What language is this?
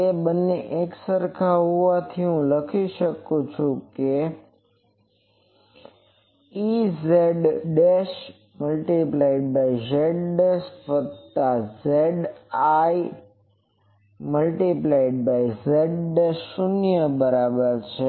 Gujarati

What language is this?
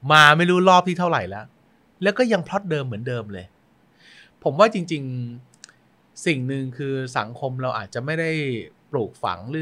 Thai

